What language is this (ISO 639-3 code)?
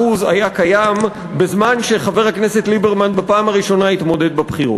heb